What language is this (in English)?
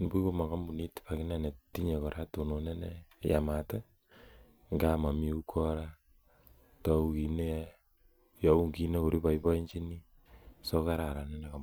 Kalenjin